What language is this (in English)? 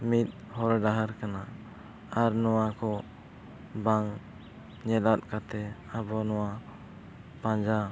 Santali